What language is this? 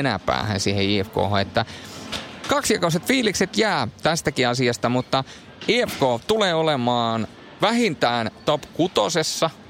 Finnish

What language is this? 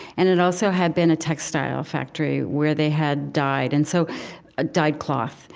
English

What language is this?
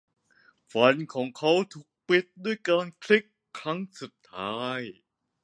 Thai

